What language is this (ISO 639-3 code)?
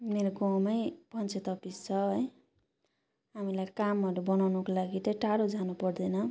nep